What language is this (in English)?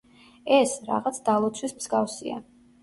Georgian